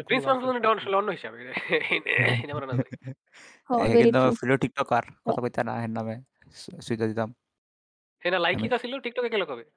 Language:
Bangla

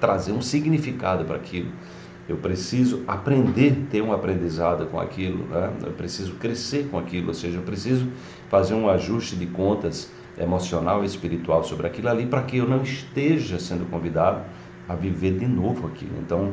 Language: Portuguese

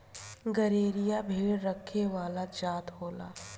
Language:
Bhojpuri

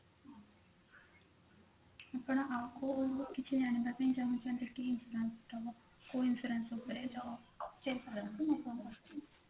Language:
Odia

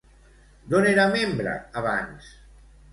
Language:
Catalan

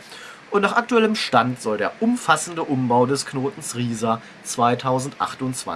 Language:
German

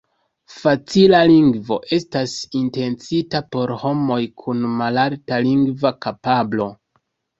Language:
Esperanto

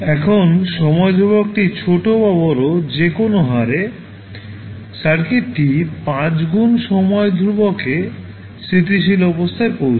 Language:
Bangla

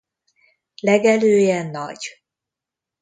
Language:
Hungarian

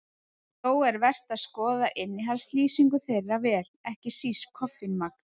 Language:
Icelandic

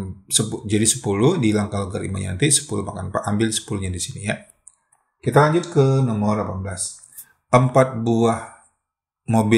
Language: Indonesian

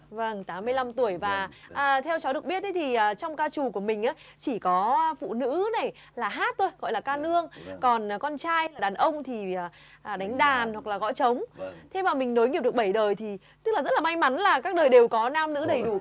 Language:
Vietnamese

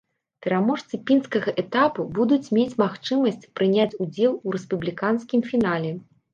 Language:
Belarusian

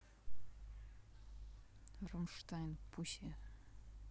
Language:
Russian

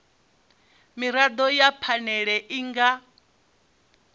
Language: Venda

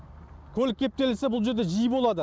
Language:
Kazakh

